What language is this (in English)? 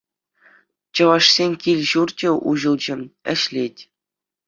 Chuvash